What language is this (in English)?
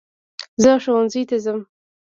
Pashto